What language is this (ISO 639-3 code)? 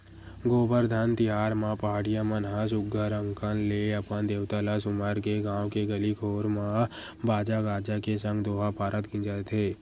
hne